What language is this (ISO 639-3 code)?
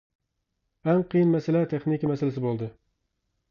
uig